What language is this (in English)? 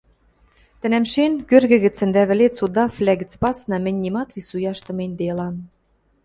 Western Mari